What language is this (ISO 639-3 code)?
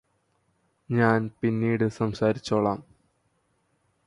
mal